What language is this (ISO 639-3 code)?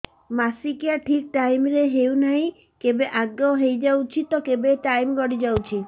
ori